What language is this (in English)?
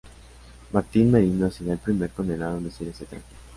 Spanish